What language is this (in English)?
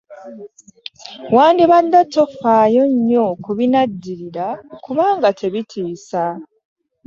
Ganda